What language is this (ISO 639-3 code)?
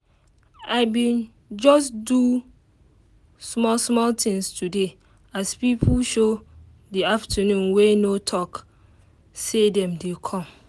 pcm